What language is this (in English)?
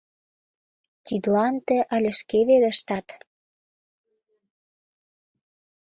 Mari